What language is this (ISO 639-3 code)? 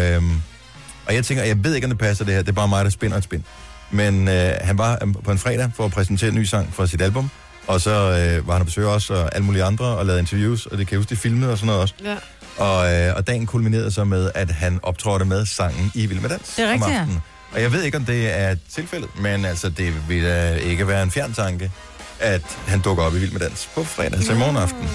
dan